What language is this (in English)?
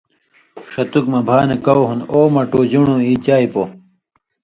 Indus Kohistani